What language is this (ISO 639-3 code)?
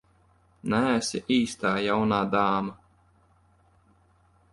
lav